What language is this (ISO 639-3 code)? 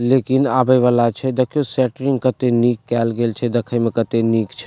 mai